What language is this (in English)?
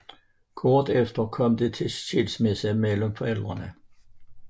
Danish